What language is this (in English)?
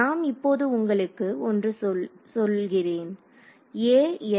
Tamil